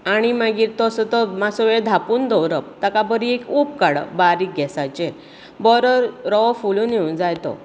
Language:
Konkani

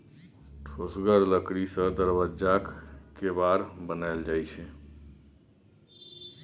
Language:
Maithili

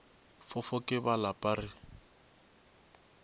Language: Northern Sotho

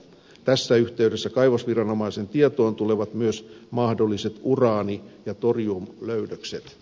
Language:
Finnish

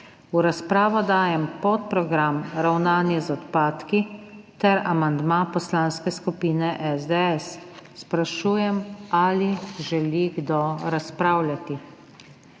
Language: Slovenian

